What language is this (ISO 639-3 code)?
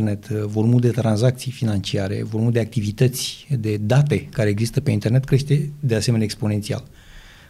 ron